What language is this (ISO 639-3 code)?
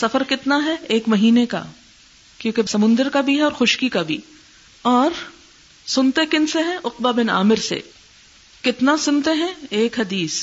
urd